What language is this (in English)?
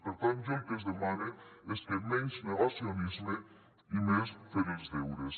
Catalan